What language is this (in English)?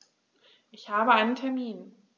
German